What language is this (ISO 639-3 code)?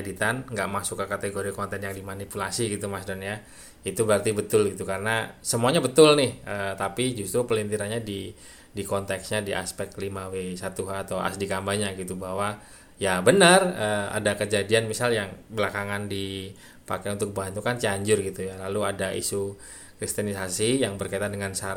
ind